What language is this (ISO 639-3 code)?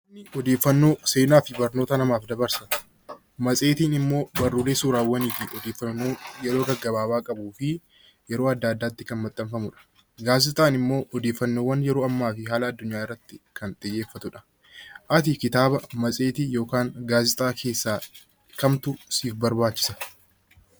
orm